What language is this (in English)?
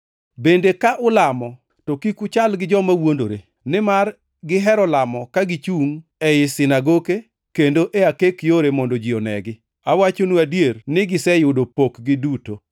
Luo (Kenya and Tanzania)